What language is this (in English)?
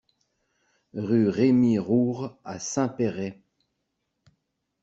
French